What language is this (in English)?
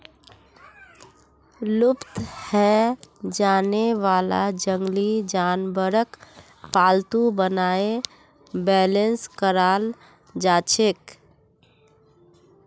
Magahi